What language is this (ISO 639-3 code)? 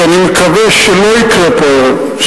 heb